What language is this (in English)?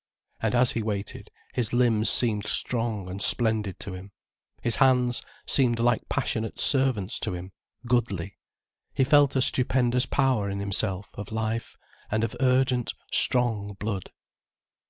English